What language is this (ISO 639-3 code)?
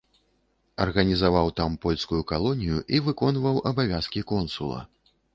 bel